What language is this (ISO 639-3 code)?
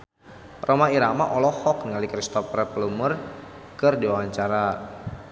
sun